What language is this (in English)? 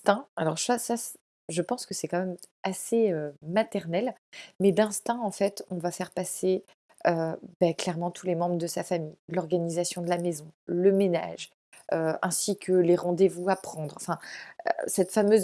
French